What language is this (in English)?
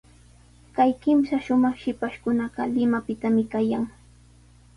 Sihuas Ancash Quechua